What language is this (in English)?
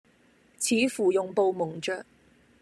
Cantonese